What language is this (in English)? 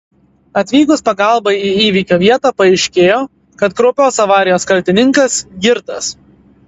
Lithuanian